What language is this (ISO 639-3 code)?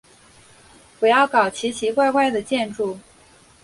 zho